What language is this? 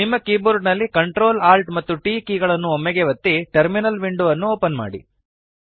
Kannada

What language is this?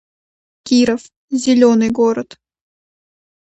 Russian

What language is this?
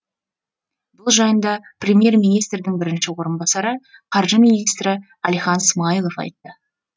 Kazakh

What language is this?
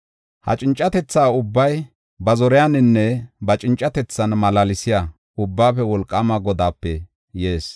Gofa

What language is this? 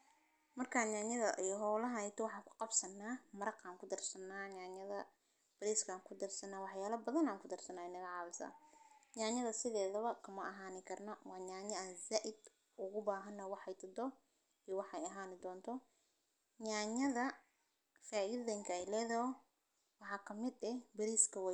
Somali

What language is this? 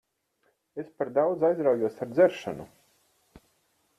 Latvian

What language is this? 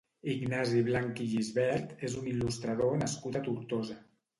Catalan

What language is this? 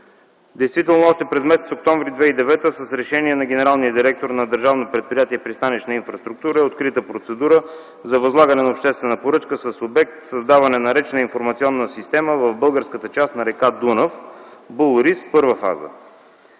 Bulgarian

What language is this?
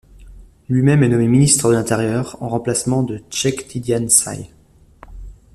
French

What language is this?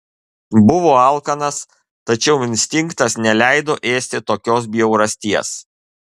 Lithuanian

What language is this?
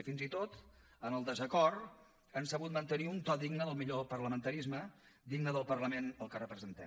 Catalan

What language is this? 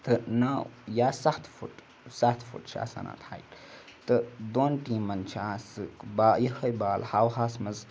Kashmiri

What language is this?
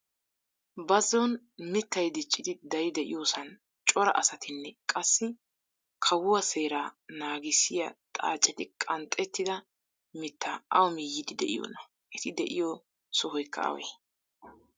Wolaytta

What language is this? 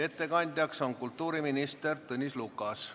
Estonian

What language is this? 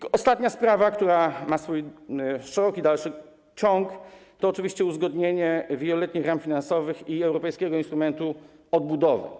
Polish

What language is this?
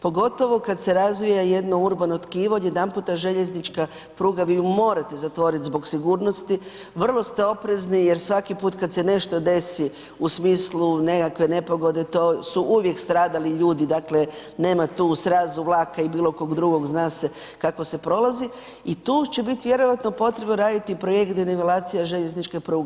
Croatian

